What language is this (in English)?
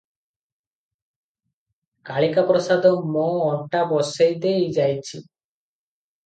Odia